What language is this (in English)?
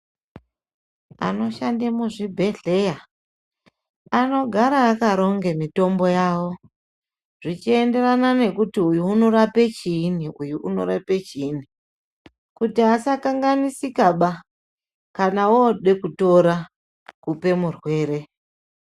Ndau